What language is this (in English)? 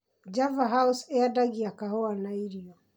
Kikuyu